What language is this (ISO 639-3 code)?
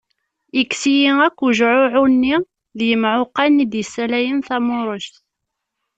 kab